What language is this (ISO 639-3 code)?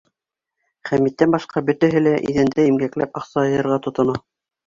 bak